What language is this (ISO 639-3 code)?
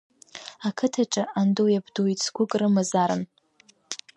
abk